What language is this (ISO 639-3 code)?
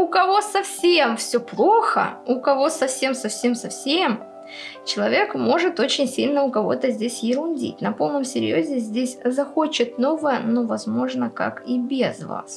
rus